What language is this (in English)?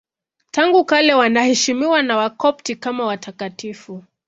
Swahili